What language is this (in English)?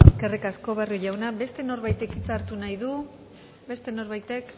Basque